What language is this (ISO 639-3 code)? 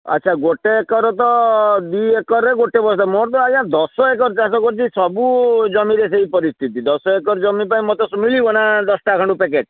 ori